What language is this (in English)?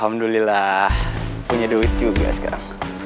Indonesian